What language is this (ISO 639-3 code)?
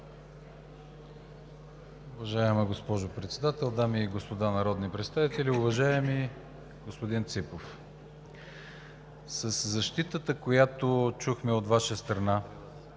bul